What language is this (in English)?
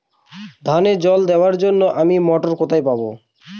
Bangla